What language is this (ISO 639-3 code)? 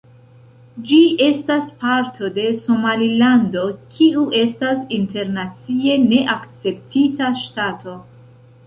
epo